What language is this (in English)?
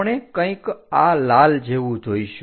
Gujarati